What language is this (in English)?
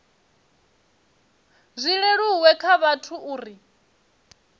Venda